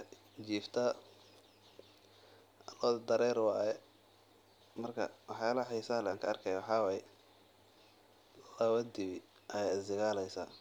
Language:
Somali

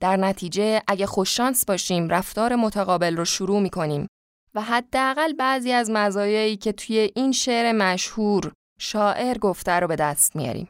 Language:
Persian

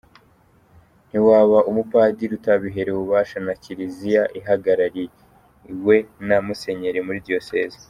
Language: Kinyarwanda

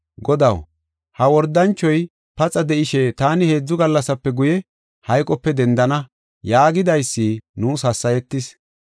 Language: Gofa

